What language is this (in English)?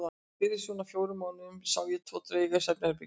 Icelandic